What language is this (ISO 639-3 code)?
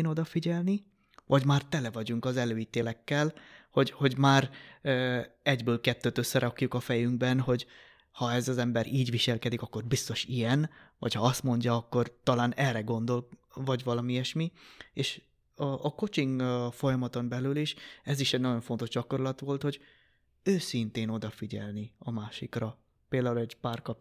hun